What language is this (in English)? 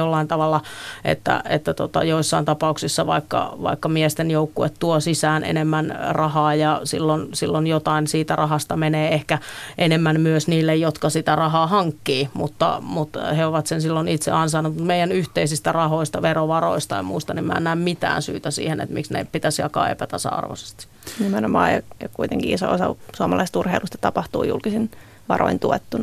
Finnish